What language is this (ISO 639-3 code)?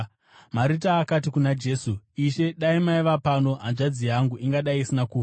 sna